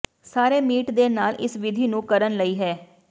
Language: Punjabi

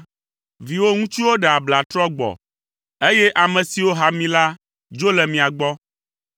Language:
Ewe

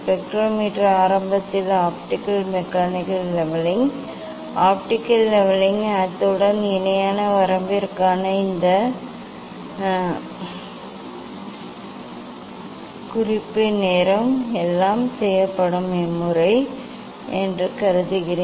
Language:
Tamil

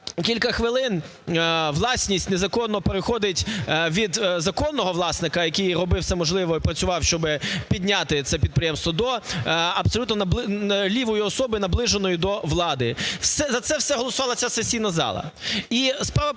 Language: Ukrainian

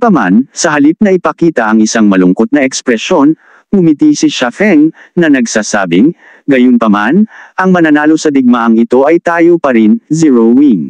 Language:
Filipino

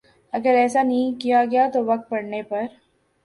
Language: Urdu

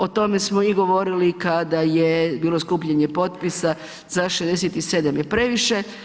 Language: Croatian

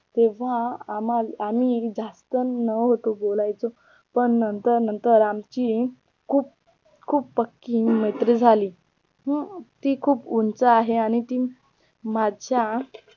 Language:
Marathi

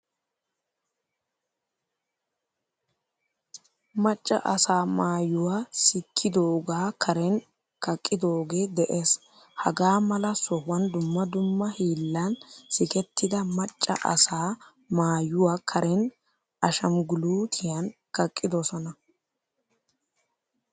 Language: Wolaytta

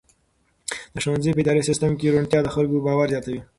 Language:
Pashto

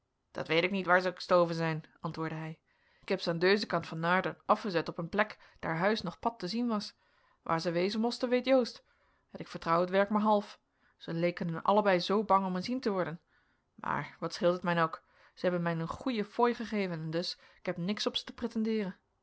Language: Dutch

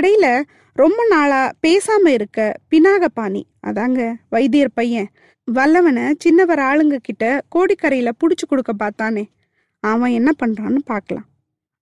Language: Tamil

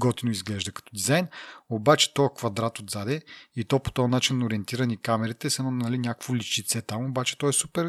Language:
Bulgarian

